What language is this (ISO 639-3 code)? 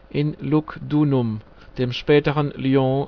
deu